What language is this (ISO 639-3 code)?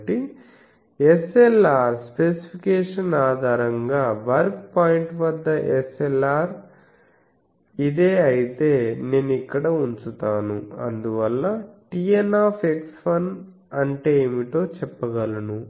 tel